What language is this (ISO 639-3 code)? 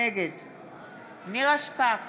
heb